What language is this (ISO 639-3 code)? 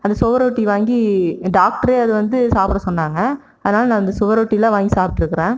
tam